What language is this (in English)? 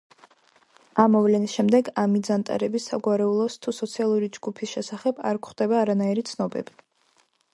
Georgian